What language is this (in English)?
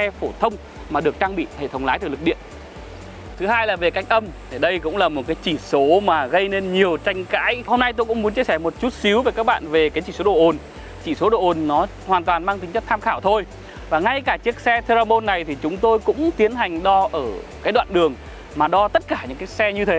Vietnamese